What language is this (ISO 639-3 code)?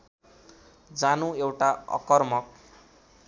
nep